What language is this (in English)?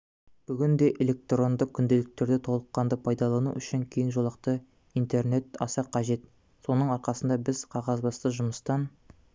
Kazakh